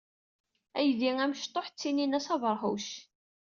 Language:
Kabyle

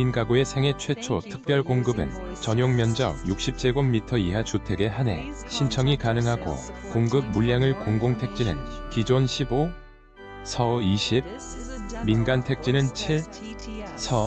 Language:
Korean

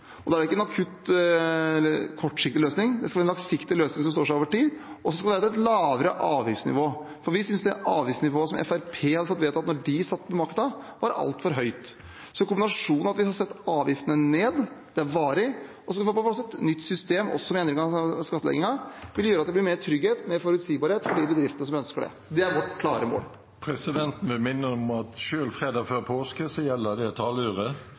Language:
Norwegian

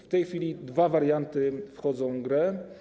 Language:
Polish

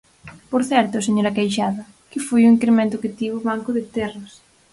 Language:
Galician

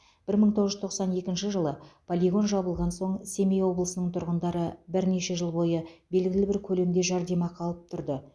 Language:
Kazakh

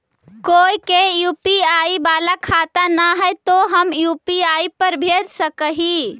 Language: Magahi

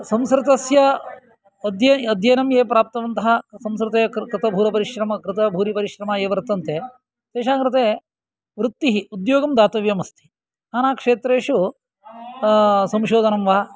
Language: Sanskrit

